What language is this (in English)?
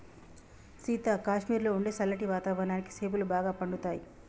Telugu